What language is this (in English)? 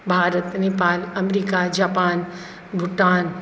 Maithili